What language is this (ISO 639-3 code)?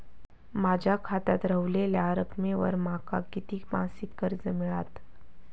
mar